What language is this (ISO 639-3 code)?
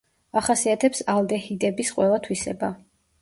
kat